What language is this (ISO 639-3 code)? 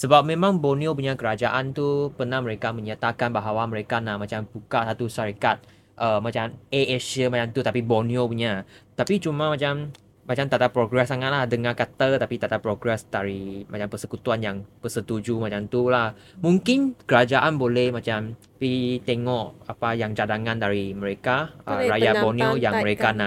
msa